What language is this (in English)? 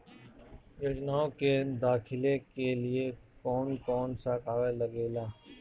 Bhojpuri